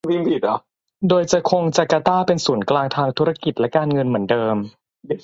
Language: Thai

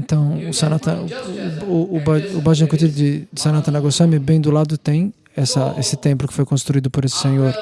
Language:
Portuguese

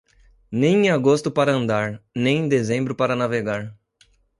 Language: Portuguese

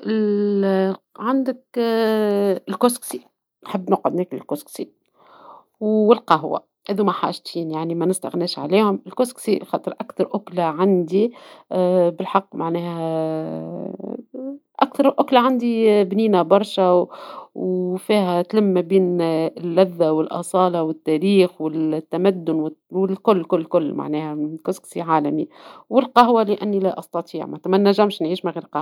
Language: Tunisian Arabic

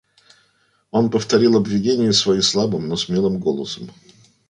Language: Russian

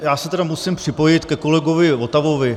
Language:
Czech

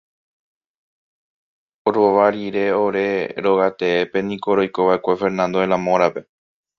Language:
Guarani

